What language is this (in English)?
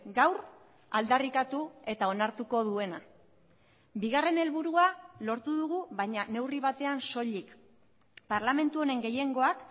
Basque